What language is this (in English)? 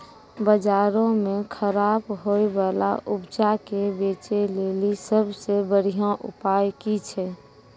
Maithili